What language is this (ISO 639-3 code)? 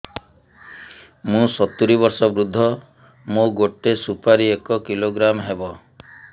ori